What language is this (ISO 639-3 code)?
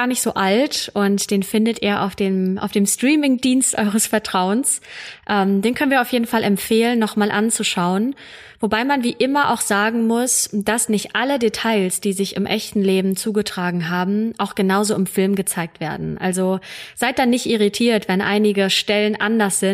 deu